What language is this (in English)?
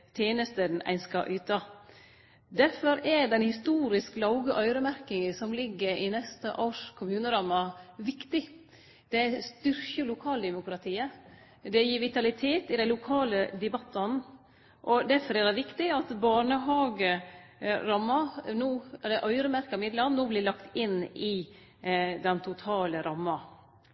Norwegian Nynorsk